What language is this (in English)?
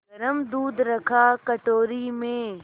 Hindi